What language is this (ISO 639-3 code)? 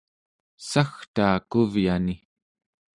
esu